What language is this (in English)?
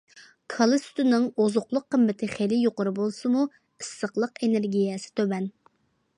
Uyghur